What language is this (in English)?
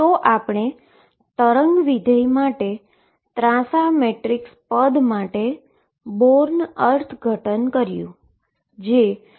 Gujarati